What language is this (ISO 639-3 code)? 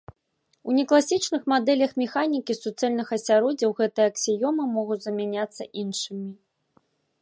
bel